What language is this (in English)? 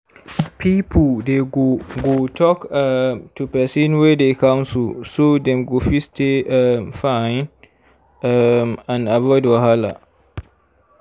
Nigerian Pidgin